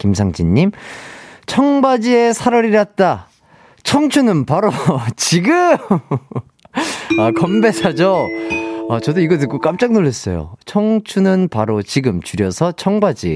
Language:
Korean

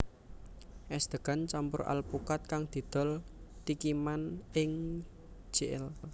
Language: Javanese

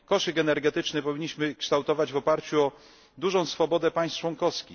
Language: Polish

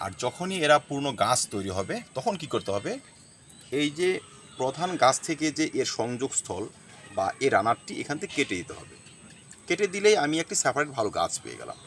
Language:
Bangla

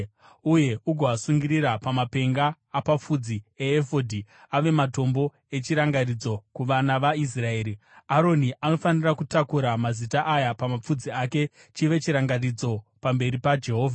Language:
Shona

